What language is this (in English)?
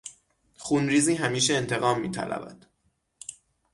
Persian